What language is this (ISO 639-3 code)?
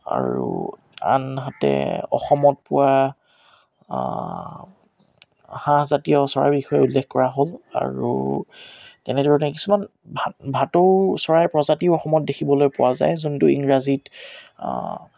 asm